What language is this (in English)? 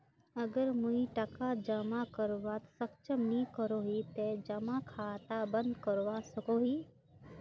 Magahi